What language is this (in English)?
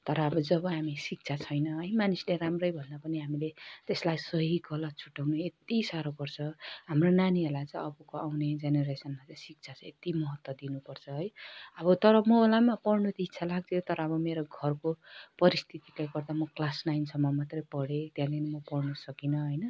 Nepali